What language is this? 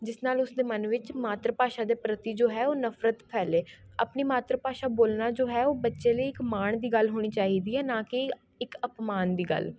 Punjabi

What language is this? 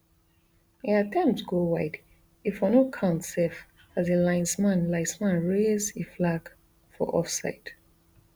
Nigerian Pidgin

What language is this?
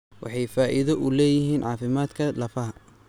Somali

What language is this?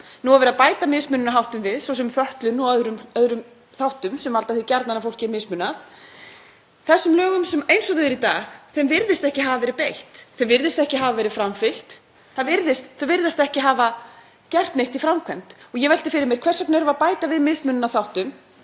Icelandic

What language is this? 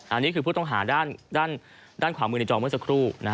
Thai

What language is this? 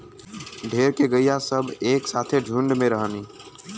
Bhojpuri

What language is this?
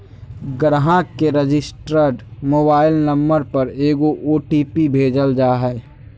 Magahi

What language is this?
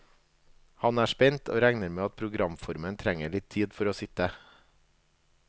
Norwegian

